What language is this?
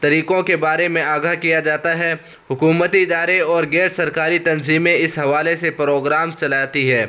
Urdu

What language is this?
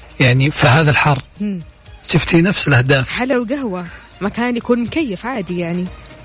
Arabic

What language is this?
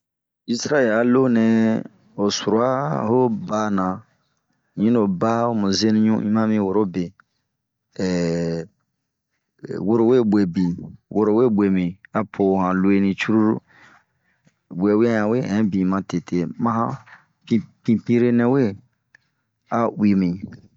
Bomu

